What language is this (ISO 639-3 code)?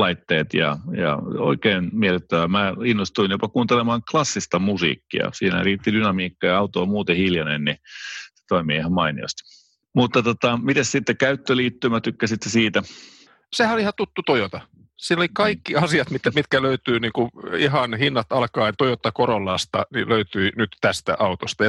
fin